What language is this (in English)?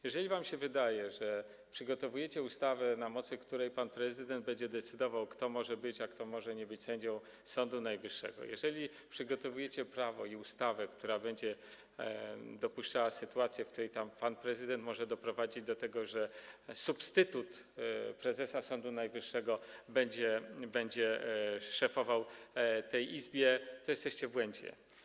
Polish